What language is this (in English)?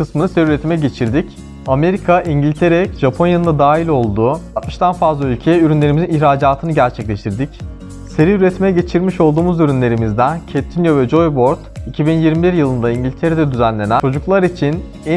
Turkish